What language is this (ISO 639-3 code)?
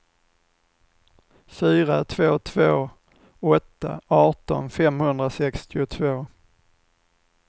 swe